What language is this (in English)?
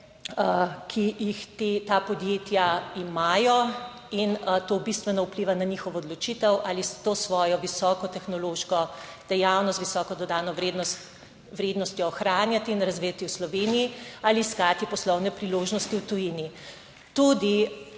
Slovenian